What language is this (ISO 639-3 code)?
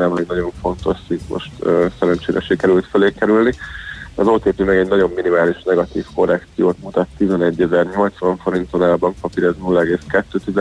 hun